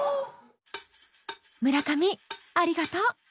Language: Japanese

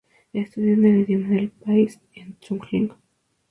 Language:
Spanish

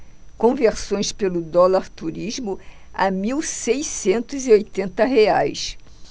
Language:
Portuguese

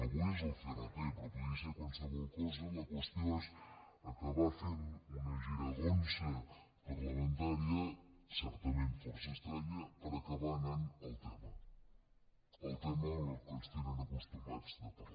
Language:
Catalan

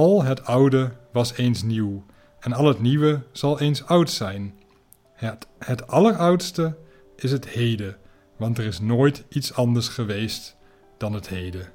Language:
Dutch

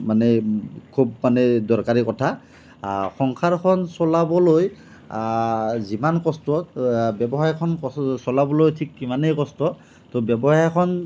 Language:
Assamese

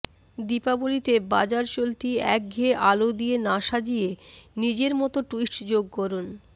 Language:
Bangla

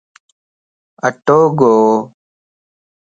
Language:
Lasi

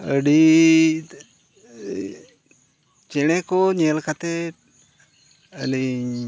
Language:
Santali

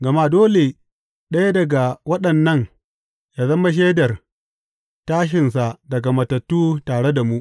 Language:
Hausa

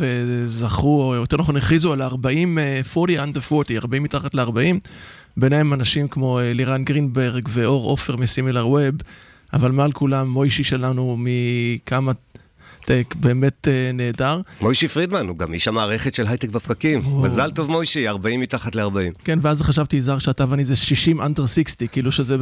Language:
Hebrew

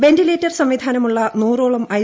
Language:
Malayalam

